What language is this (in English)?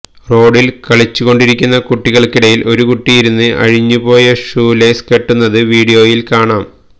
Malayalam